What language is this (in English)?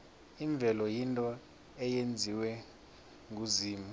South Ndebele